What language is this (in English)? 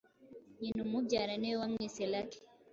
Kinyarwanda